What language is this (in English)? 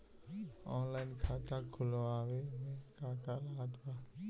Bhojpuri